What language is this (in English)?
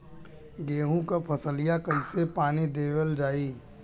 Bhojpuri